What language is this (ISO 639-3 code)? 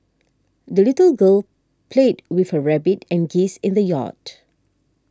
eng